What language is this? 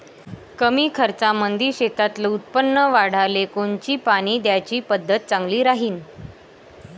Marathi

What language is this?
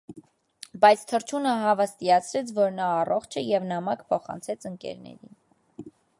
Armenian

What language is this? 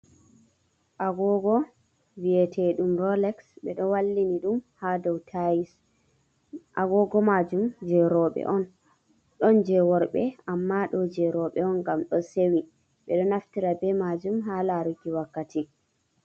Fula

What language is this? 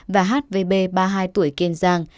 Vietnamese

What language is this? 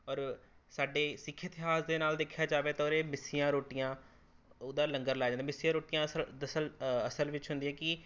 Punjabi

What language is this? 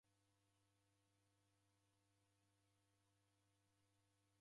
Taita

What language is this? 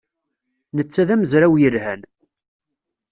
Kabyle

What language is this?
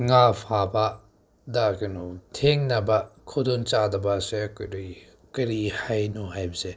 Manipuri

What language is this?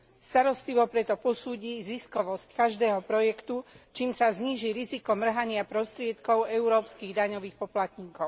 Slovak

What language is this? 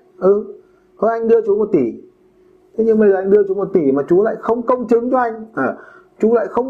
Vietnamese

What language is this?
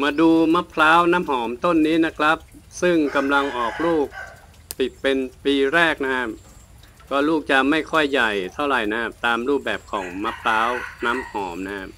Thai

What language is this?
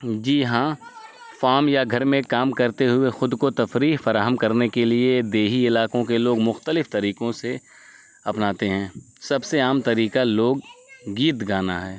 Urdu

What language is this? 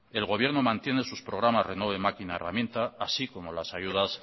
Spanish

